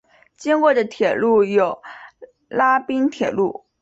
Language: Chinese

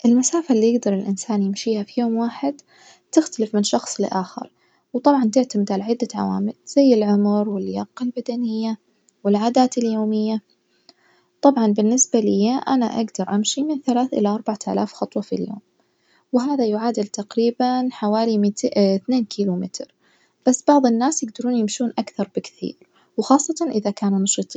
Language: Najdi Arabic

